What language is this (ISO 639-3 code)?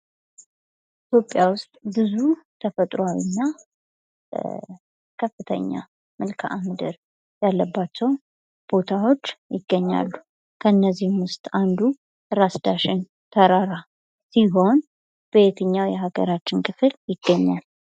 amh